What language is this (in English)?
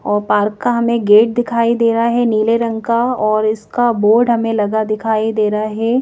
Hindi